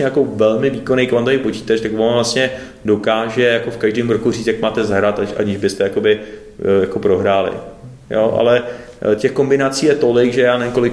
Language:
Czech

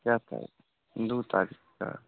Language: Maithili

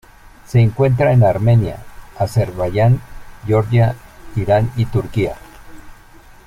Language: Spanish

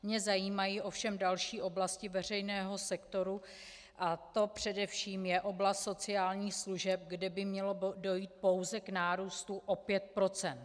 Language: Czech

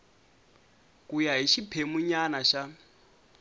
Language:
Tsonga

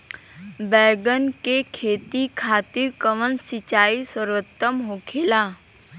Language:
Bhojpuri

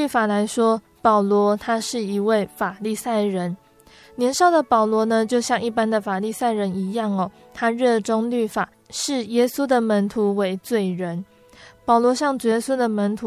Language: Chinese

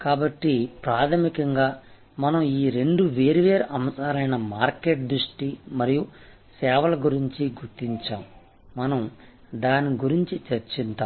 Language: Telugu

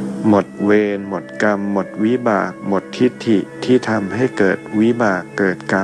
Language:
Thai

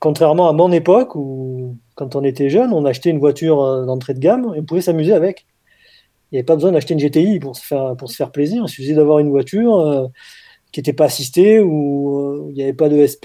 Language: French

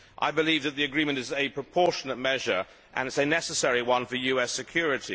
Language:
English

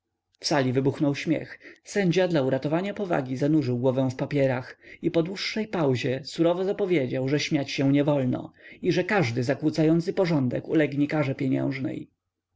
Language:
Polish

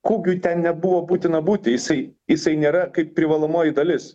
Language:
Lithuanian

